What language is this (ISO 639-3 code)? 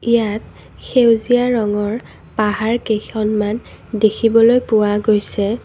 asm